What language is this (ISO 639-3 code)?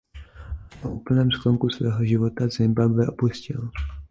ces